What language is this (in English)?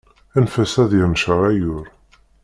Kabyle